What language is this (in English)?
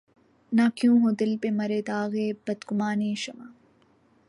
Urdu